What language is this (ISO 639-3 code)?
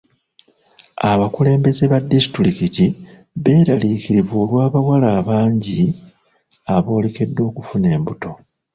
lug